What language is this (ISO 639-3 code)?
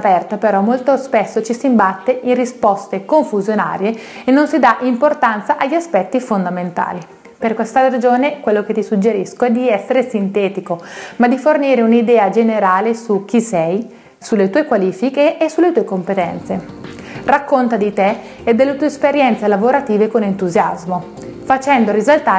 ita